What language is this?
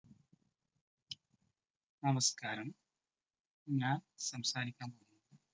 Malayalam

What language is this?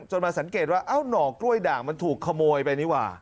Thai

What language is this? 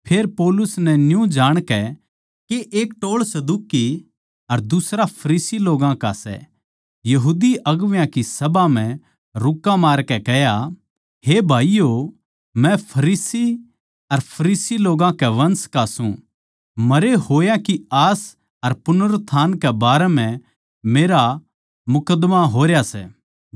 Haryanvi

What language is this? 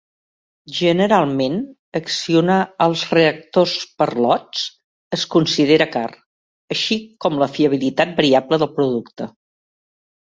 Catalan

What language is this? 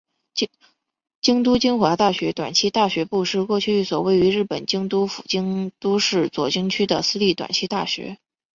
Chinese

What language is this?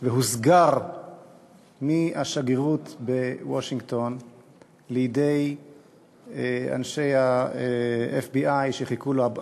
Hebrew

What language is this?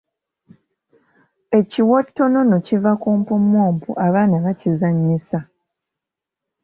Ganda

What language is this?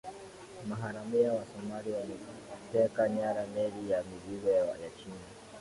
Swahili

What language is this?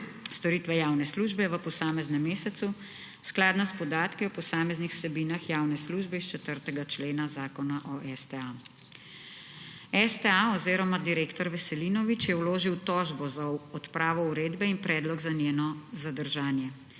Slovenian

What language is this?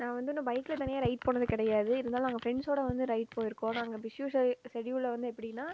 Tamil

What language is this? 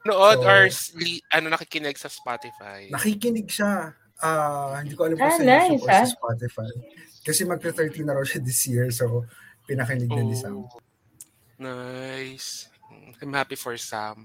Filipino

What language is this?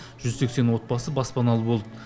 Kazakh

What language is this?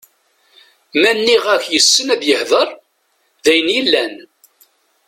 Kabyle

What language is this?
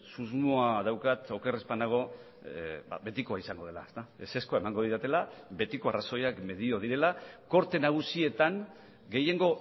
Basque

